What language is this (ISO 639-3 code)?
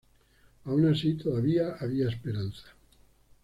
spa